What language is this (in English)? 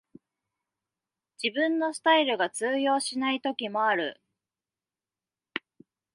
Japanese